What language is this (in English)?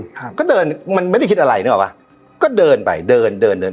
Thai